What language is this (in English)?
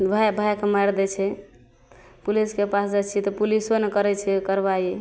Maithili